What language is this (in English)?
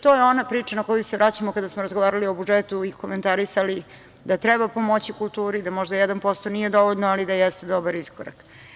Serbian